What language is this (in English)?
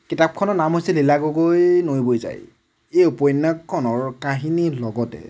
Assamese